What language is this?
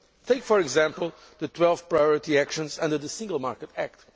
English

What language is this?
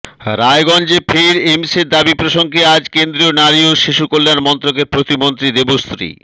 Bangla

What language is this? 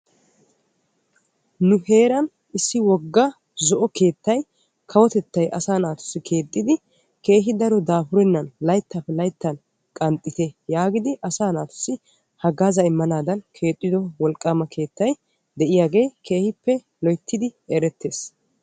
Wolaytta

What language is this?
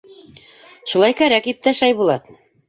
Bashkir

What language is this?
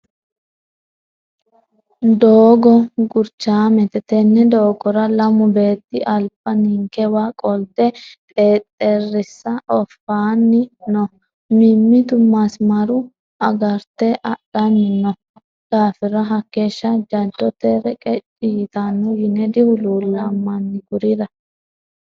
Sidamo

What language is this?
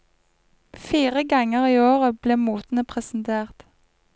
Norwegian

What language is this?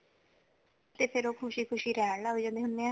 Punjabi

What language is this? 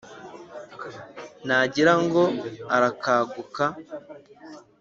Kinyarwanda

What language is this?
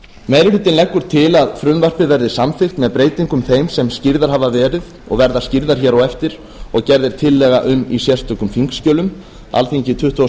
Icelandic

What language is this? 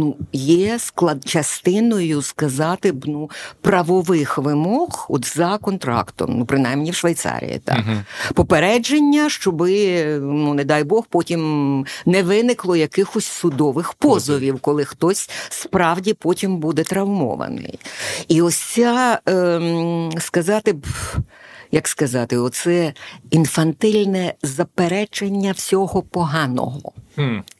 Ukrainian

